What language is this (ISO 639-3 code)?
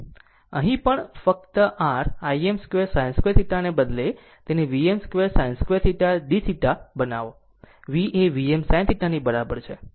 guj